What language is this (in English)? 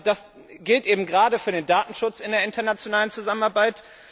German